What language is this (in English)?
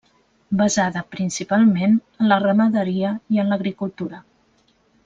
Catalan